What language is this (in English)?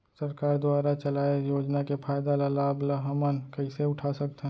Chhattisgarhi